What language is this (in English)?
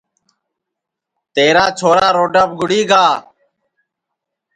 Sansi